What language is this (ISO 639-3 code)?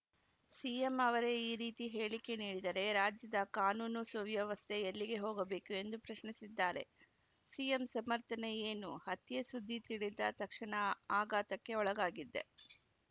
kan